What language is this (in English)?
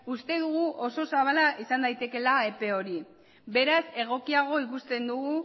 Basque